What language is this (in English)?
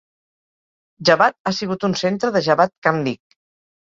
Catalan